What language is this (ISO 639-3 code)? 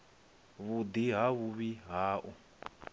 ven